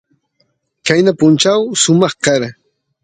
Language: Santiago del Estero Quichua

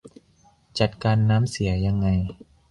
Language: Thai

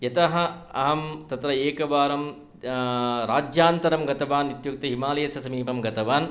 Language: Sanskrit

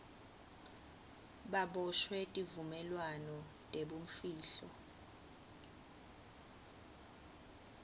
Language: Swati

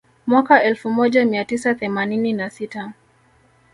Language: Swahili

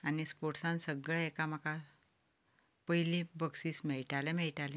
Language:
Konkani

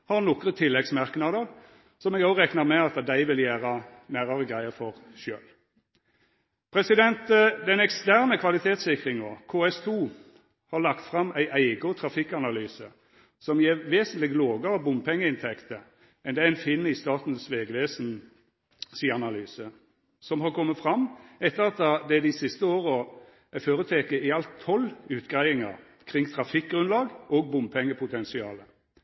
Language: Norwegian Nynorsk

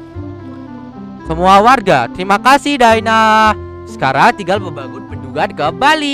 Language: Indonesian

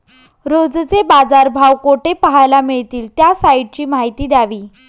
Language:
Marathi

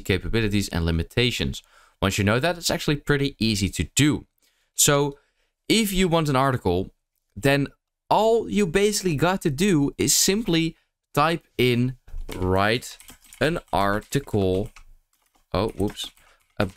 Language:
English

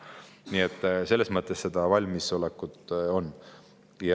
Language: Estonian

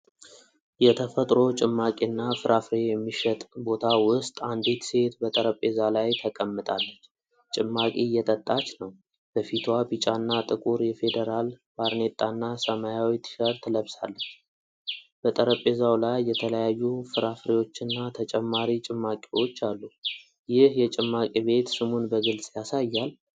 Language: Amharic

